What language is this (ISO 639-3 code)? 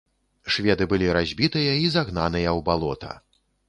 bel